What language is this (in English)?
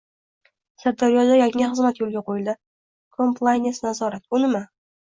Uzbek